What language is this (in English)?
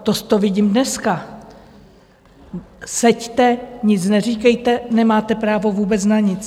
Czech